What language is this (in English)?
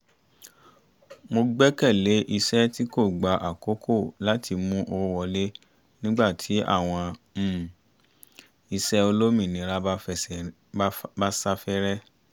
Yoruba